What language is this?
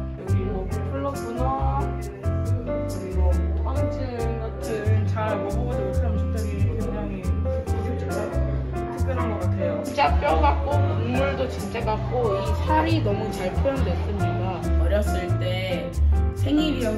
Korean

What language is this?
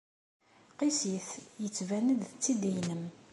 Kabyle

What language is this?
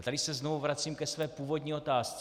Czech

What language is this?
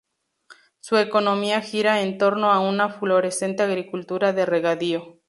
Spanish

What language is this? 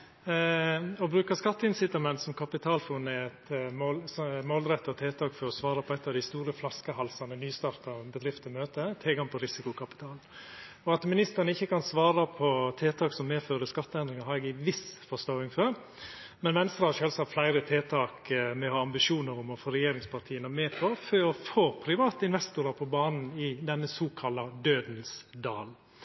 Norwegian Nynorsk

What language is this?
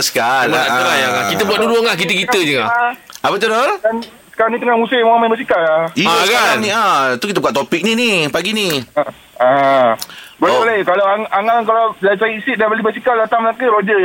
Malay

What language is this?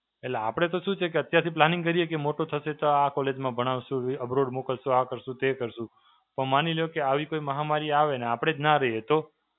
Gujarati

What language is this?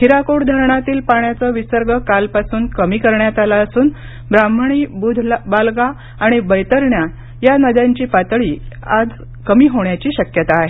Marathi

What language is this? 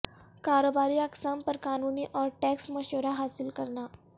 Urdu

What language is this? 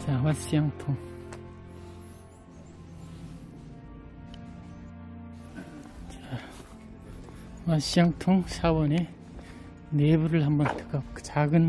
Korean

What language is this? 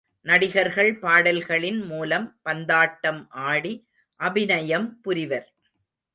Tamil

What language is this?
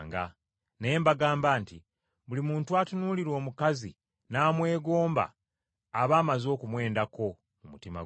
Ganda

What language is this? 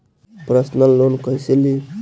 Bhojpuri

